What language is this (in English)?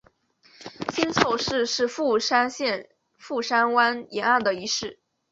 Chinese